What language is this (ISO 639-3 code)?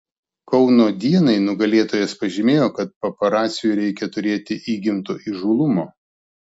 lit